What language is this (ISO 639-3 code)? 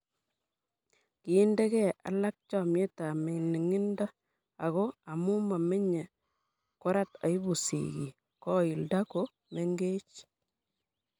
kln